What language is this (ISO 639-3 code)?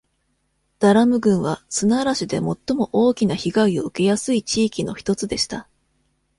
jpn